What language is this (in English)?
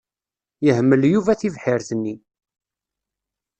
Kabyle